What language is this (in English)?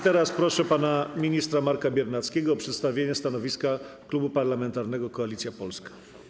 Polish